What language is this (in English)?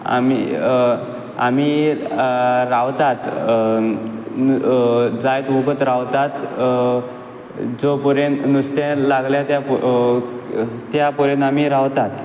Konkani